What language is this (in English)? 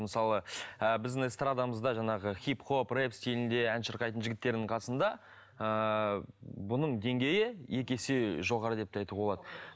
Kazakh